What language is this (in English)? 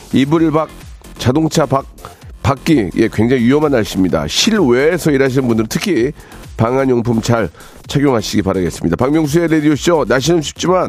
Korean